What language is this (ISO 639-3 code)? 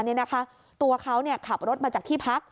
tha